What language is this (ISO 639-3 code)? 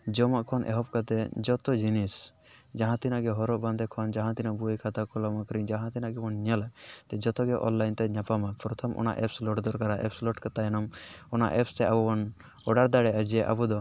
sat